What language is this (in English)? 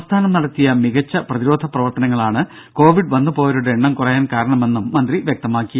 Malayalam